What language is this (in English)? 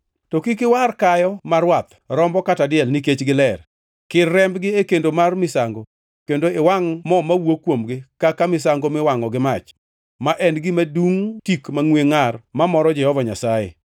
Luo (Kenya and Tanzania)